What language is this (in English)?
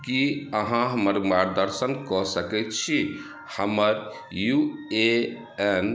Maithili